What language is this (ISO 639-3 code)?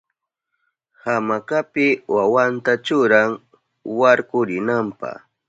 qup